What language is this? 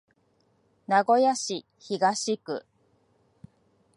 Japanese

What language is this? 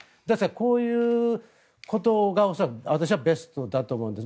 Japanese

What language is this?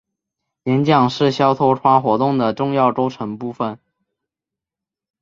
Chinese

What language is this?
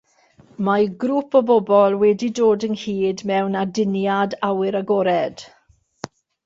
Welsh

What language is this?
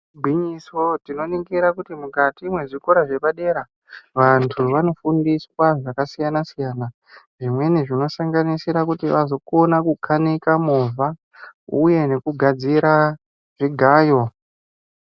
Ndau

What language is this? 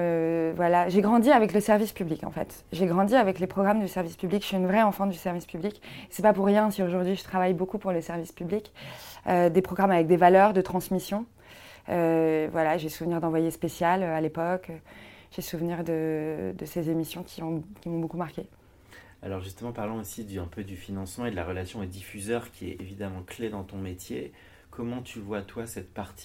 French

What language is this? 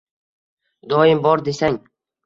Uzbek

